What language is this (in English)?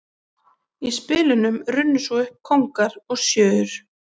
Icelandic